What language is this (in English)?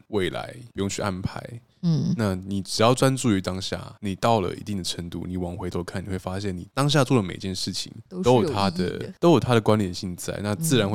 Chinese